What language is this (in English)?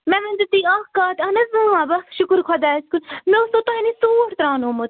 Kashmiri